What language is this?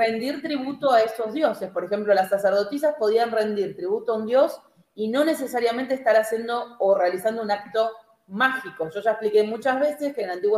Spanish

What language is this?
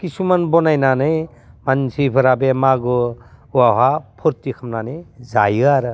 Bodo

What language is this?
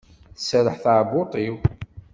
Kabyle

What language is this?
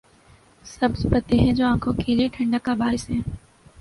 Urdu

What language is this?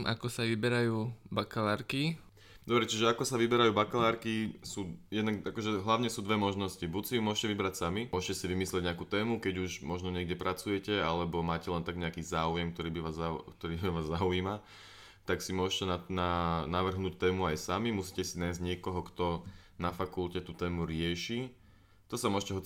Slovak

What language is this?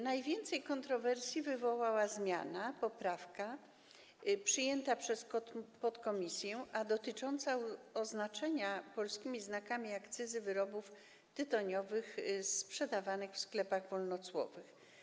Polish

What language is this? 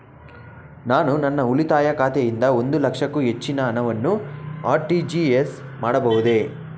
Kannada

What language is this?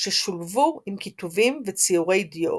Hebrew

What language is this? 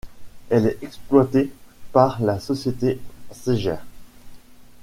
French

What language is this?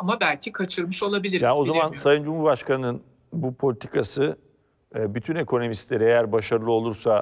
Turkish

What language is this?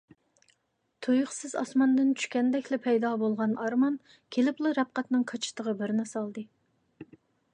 Uyghur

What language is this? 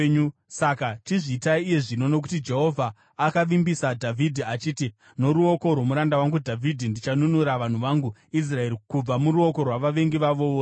Shona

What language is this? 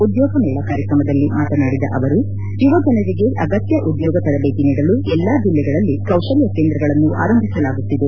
Kannada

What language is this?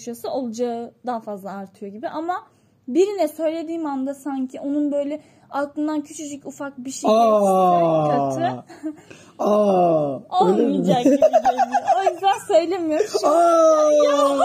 Turkish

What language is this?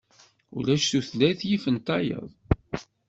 Kabyle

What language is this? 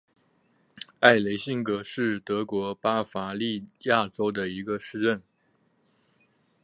Chinese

